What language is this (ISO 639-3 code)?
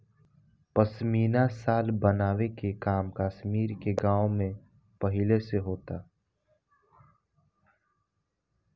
bho